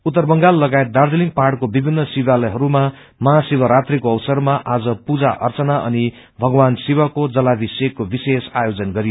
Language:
Nepali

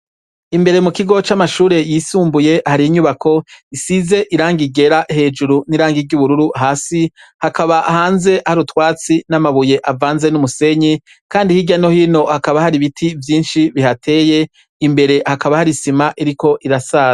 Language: Rundi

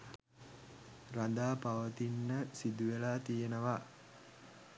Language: Sinhala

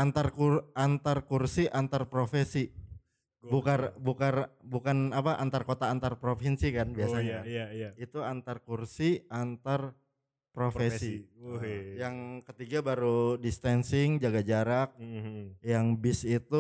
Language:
Indonesian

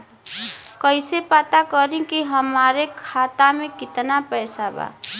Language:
Bhojpuri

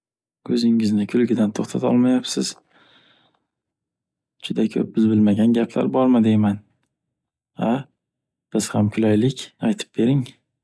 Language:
Uzbek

